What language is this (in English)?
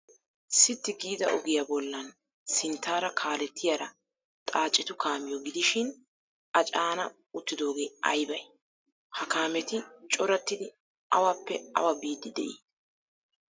Wolaytta